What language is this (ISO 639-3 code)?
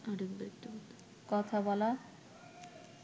ben